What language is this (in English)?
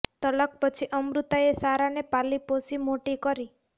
Gujarati